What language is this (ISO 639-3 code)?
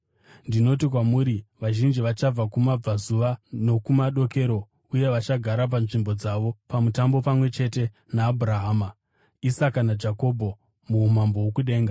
sna